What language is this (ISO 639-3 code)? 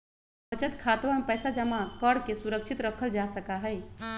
mag